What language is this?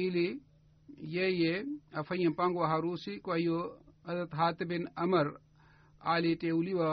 Swahili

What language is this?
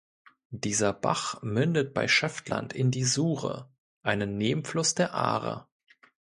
German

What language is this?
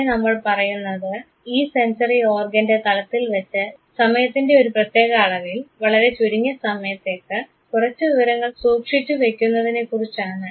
Malayalam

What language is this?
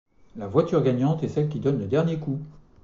French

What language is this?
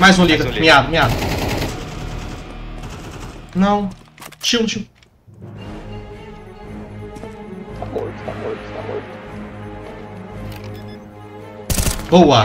Portuguese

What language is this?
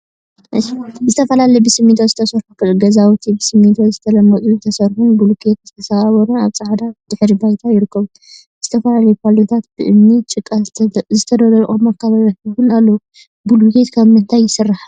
Tigrinya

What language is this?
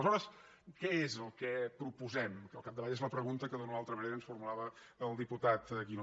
Catalan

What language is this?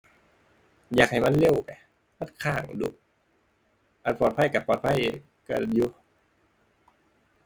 Thai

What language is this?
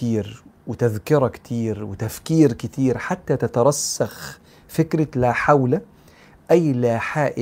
Arabic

